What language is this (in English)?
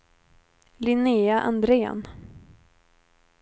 Swedish